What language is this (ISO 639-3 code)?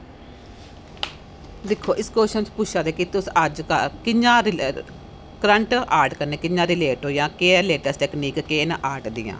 doi